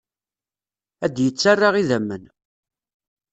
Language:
Kabyle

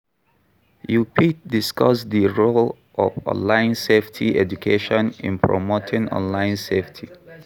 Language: Nigerian Pidgin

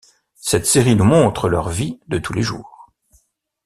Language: French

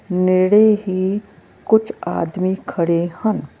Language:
Punjabi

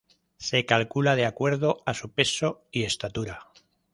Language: Spanish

